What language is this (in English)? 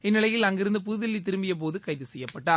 Tamil